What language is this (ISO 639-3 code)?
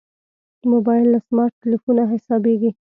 pus